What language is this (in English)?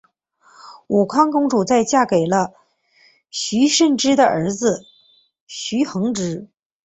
Chinese